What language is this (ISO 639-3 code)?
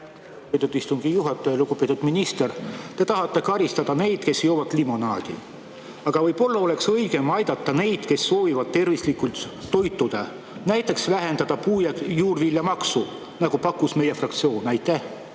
est